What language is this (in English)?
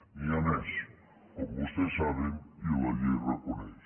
Catalan